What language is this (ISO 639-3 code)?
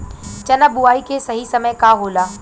bho